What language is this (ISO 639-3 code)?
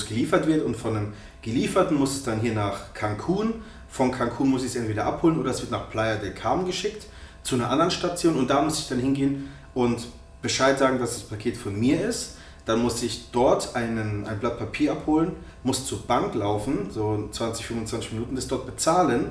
deu